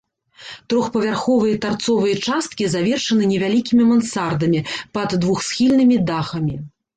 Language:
Belarusian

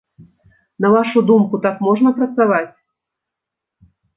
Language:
Belarusian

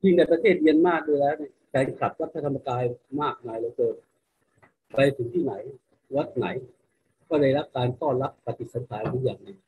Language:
Thai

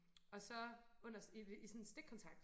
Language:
Danish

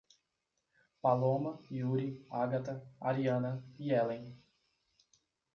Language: Portuguese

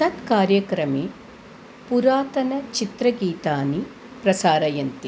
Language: Sanskrit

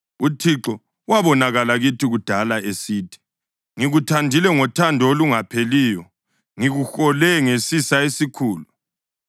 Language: North Ndebele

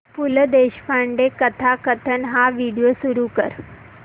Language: Marathi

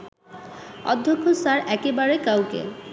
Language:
Bangla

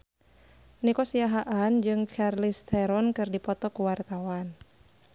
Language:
Sundanese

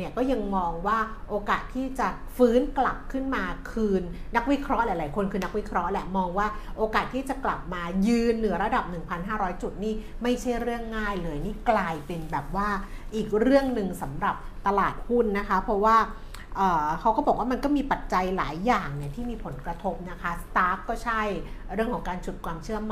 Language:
Thai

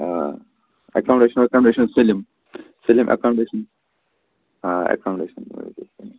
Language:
Kashmiri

